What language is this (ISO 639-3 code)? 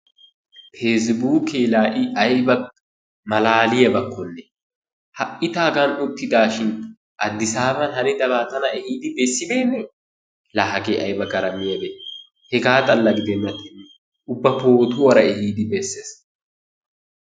wal